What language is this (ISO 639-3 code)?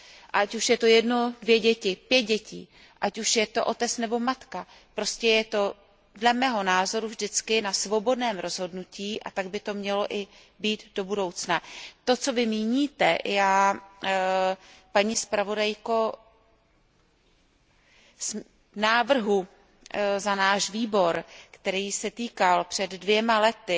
ces